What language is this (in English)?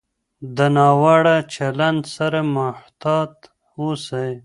Pashto